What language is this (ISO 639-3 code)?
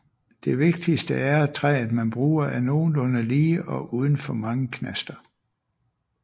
dan